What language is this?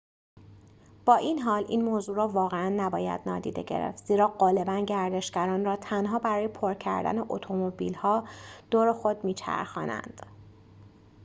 Persian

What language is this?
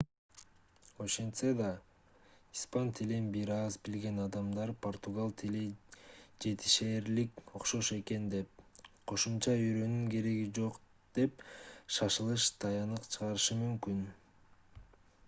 Kyrgyz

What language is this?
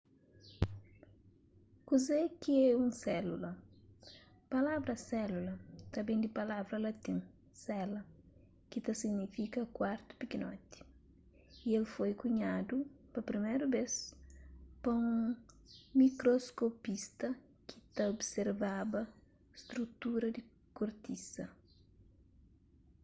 Kabuverdianu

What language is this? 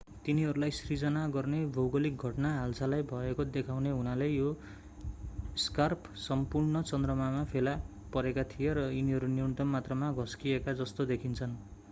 Nepali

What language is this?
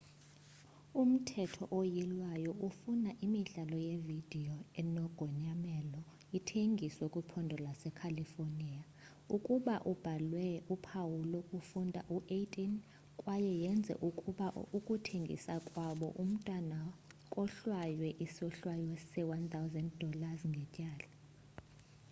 Xhosa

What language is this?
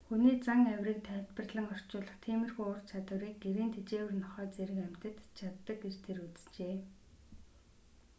Mongolian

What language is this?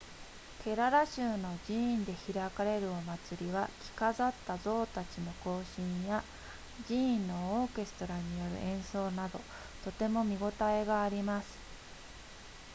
Japanese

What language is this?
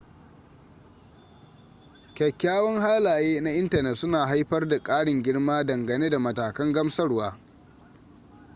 Hausa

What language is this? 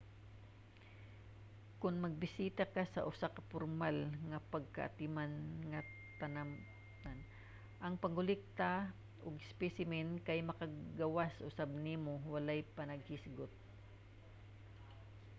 Cebuano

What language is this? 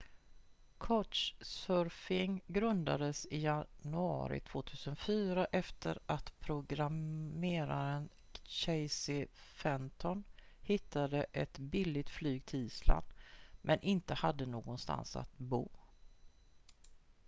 Swedish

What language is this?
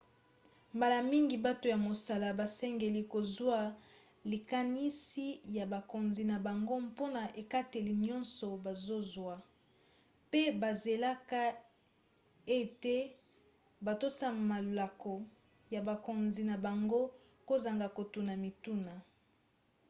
Lingala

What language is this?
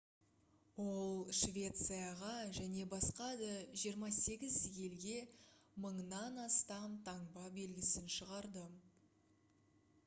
Kazakh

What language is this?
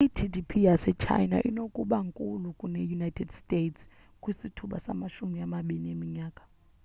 Xhosa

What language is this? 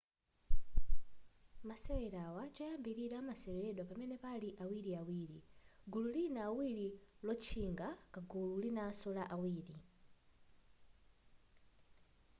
Nyanja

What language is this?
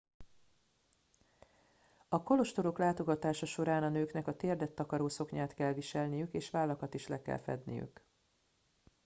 Hungarian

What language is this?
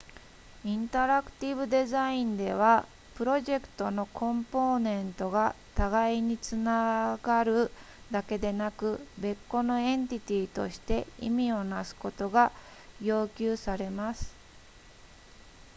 Japanese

